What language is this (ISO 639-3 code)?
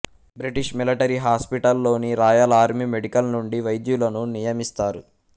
tel